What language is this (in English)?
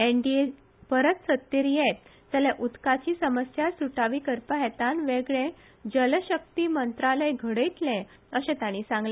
Konkani